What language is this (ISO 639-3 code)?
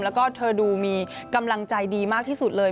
tha